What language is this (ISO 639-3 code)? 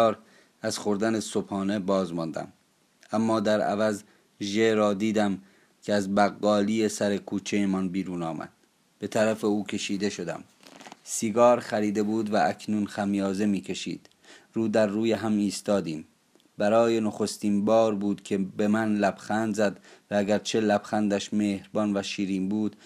fas